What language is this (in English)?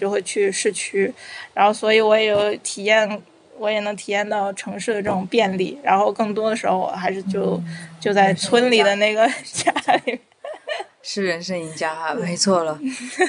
Chinese